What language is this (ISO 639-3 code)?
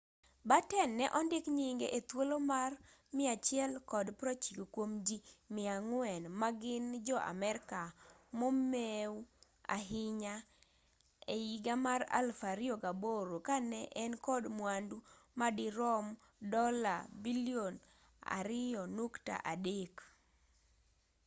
luo